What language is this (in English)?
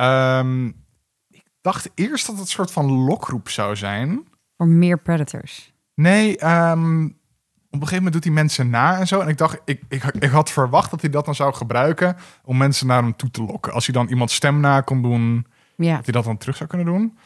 Dutch